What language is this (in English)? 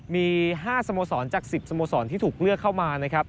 Thai